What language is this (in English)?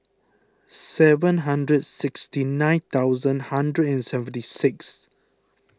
English